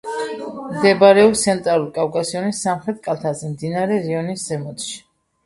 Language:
Georgian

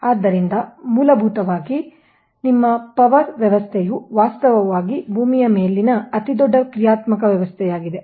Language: Kannada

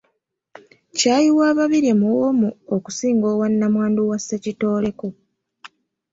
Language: Ganda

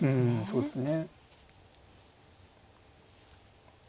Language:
Japanese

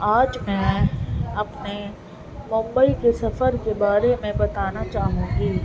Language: Urdu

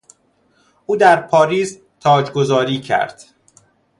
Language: Persian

